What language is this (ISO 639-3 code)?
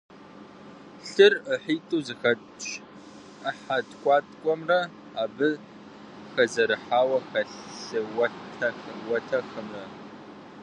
kbd